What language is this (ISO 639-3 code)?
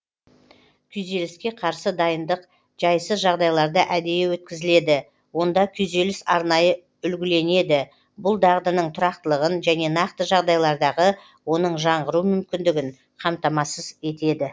kaz